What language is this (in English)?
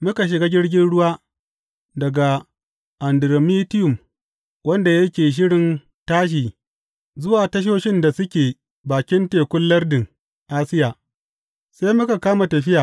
Hausa